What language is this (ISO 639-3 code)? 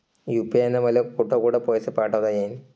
mar